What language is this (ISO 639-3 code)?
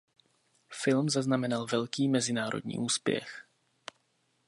ces